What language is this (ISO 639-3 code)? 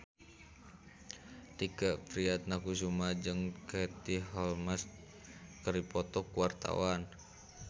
sun